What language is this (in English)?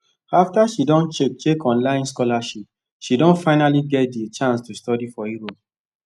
Nigerian Pidgin